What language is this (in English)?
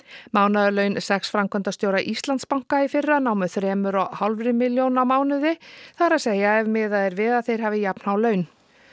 Icelandic